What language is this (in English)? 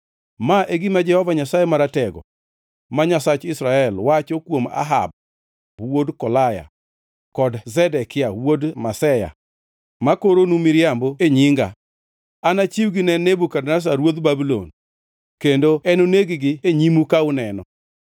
Luo (Kenya and Tanzania)